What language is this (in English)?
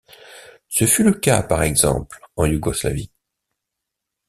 French